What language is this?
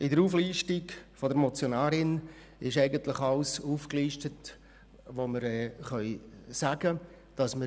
Swiss German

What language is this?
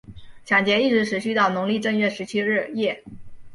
Chinese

